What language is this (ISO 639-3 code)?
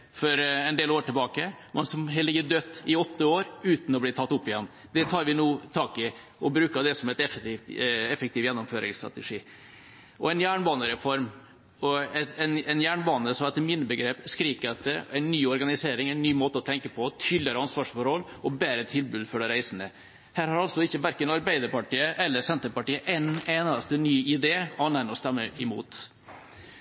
nob